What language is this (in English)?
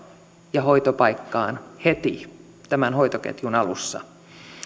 Finnish